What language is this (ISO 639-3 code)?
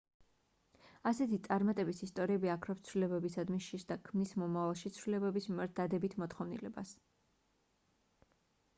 kat